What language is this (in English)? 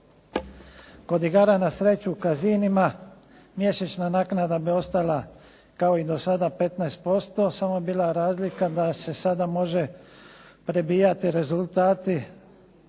Croatian